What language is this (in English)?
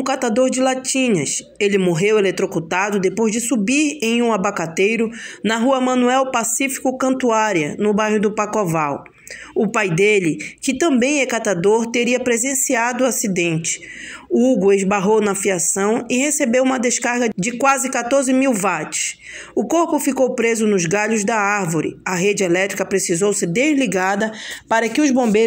Portuguese